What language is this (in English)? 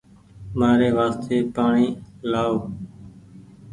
Goaria